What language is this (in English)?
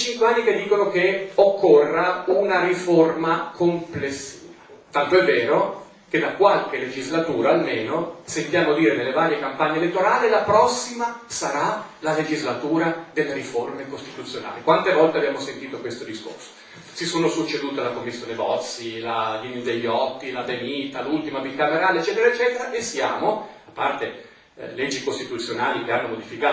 Italian